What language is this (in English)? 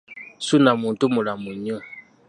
Ganda